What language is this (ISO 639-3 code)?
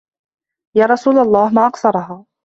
ara